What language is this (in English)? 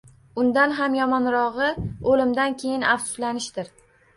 Uzbek